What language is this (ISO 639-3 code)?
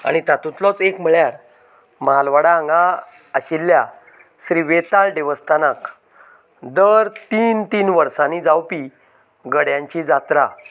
kok